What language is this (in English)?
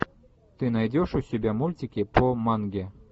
Russian